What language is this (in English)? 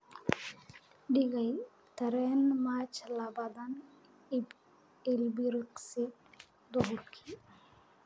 Somali